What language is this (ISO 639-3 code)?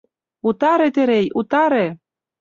chm